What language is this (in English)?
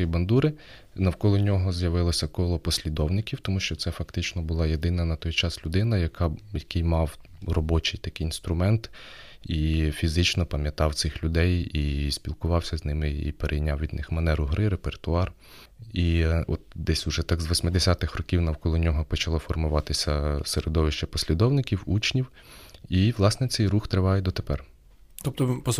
Ukrainian